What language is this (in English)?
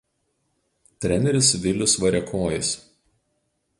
Lithuanian